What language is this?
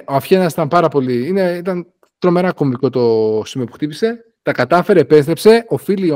Greek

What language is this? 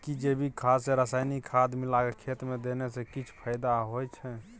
Maithili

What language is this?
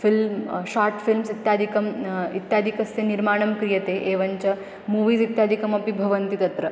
Sanskrit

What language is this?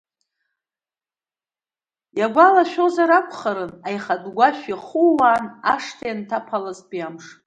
Abkhazian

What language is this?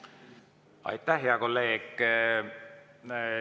Estonian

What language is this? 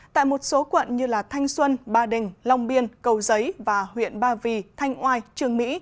Vietnamese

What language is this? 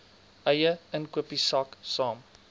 Afrikaans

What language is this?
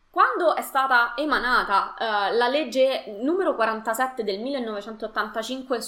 Italian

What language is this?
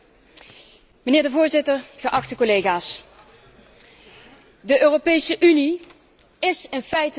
Dutch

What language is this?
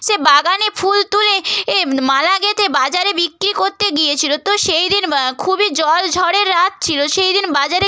Bangla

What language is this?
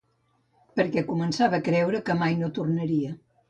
Catalan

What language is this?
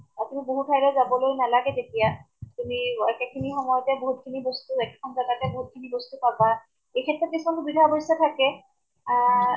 Assamese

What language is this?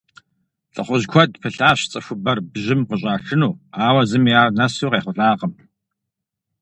Kabardian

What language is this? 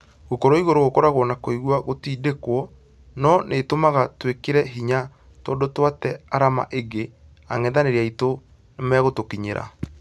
Kikuyu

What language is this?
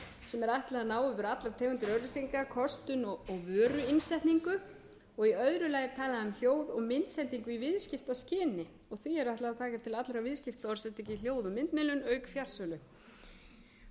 Icelandic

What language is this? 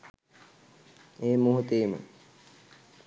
Sinhala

